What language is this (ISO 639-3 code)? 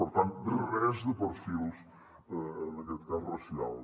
cat